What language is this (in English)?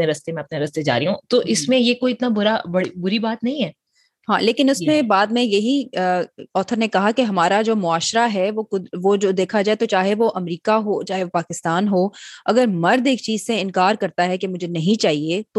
Urdu